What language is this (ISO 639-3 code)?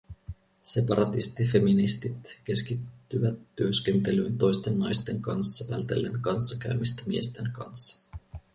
fin